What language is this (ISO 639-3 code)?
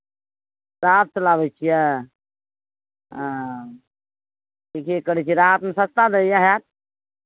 mai